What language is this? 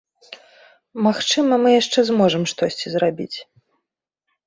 Belarusian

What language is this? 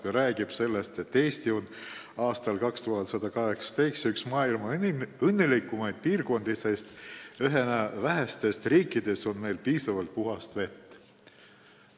Estonian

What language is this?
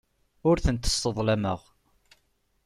Kabyle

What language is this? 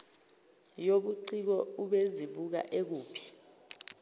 Zulu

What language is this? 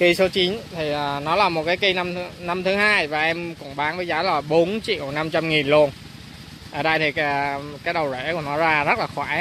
Vietnamese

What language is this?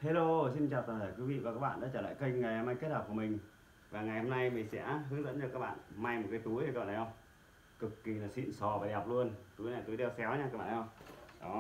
Vietnamese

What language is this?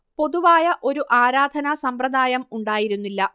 Malayalam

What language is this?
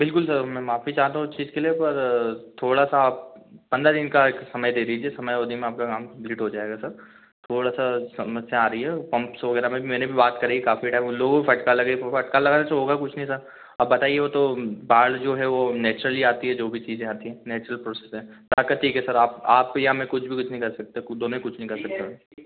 Hindi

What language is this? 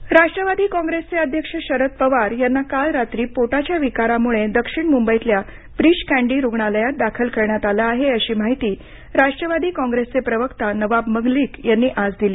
Marathi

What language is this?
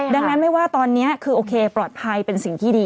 Thai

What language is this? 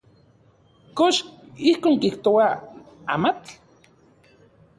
Central Puebla Nahuatl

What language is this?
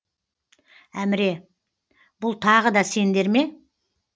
Kazakh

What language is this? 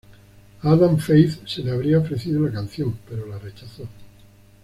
Spanish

